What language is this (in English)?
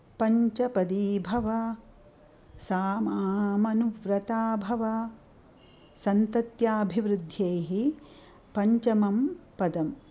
Sanskrit